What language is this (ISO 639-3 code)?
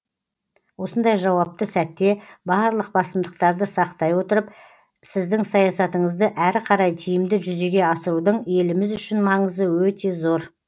kaz